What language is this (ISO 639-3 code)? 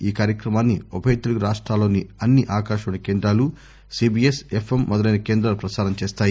tel